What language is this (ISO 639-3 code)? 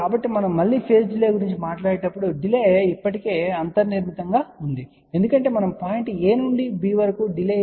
tel